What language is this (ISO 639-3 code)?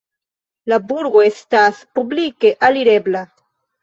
epo